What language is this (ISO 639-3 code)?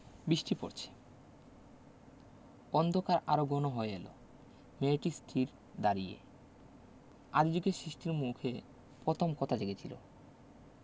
ben